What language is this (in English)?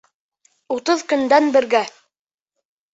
Bashkir